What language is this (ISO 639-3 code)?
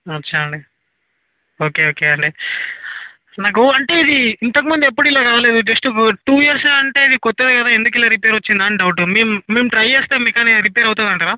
tel